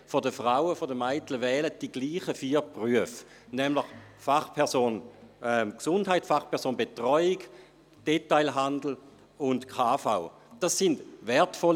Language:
Swiss German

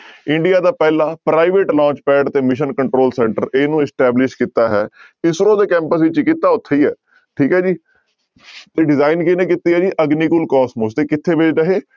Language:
Punjabi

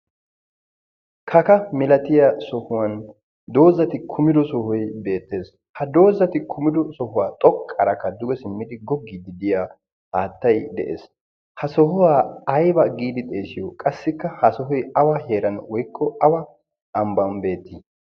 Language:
Wolaytta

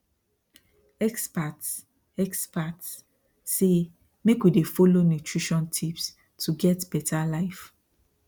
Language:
Nigerian Pidgin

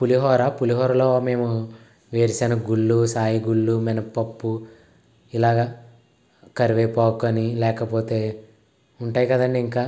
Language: Telugu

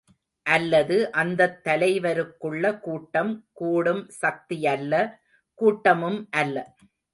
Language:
Tamil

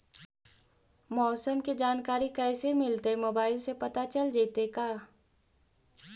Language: Magahi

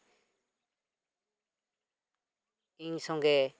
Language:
Santali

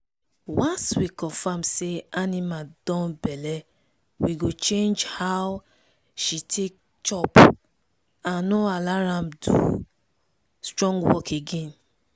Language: Nigerian Pidgin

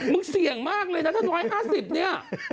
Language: Thai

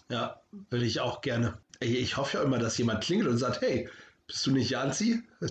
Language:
German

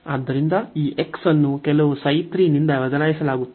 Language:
Kannada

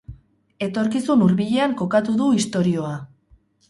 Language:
Basque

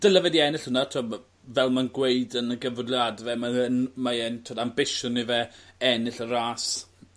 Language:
Welsh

